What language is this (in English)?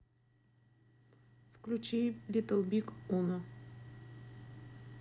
Russian